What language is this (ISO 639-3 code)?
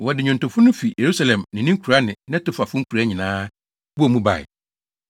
aka